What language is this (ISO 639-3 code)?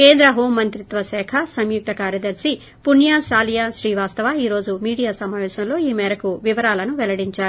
tel